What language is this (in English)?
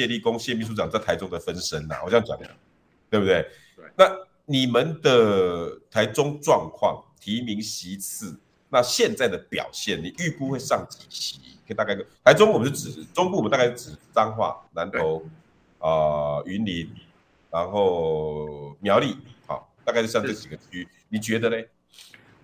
Chinese